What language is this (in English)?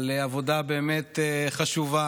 Hebrew